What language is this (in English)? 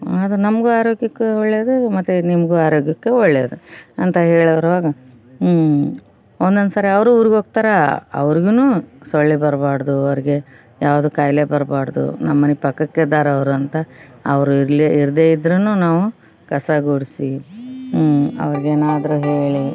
Kannada